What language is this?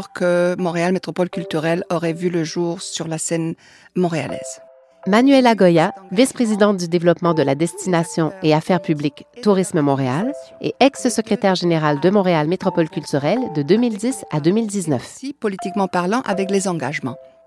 French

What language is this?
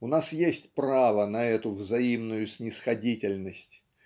Russian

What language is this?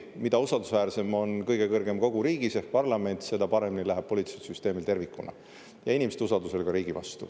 Estonian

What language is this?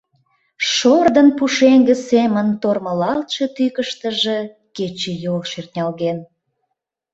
Mari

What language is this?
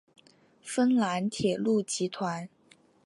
Chinese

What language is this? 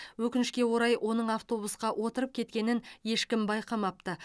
Kazakh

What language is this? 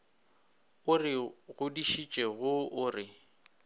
Northern Sotho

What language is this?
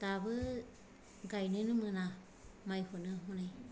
Bodo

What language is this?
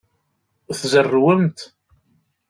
Kabyle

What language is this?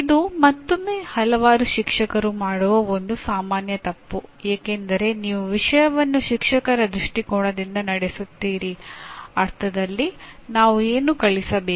Kannada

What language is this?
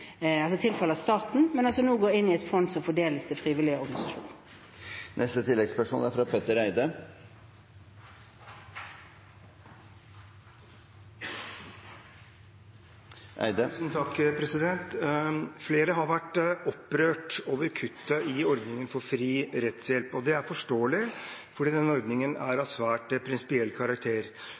Norwegian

